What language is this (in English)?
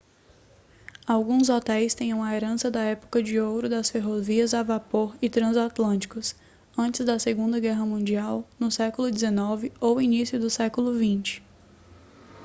Portuguese